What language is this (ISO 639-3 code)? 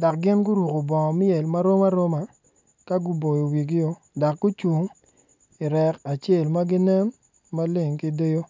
ach